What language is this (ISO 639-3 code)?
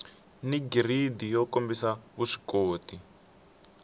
tso